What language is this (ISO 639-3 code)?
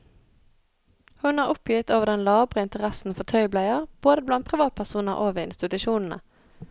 nor